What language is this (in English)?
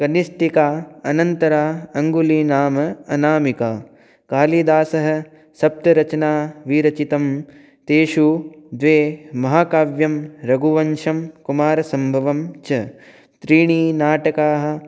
Sanskrit